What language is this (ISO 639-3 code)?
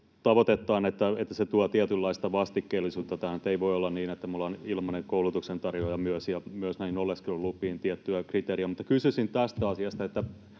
fin